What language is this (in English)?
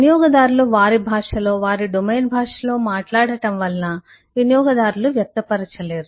Telugu